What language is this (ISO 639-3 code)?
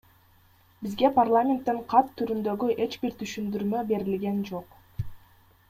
kir